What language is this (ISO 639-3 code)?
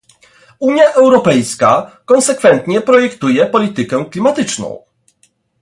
pol